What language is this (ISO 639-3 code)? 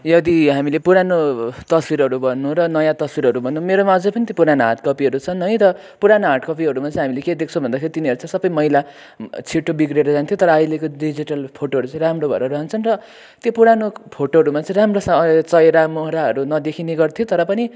nep